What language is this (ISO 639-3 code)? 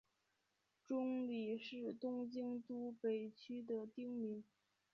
zho